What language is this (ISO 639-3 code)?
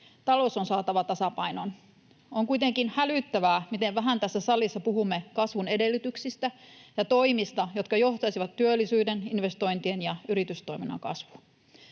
fin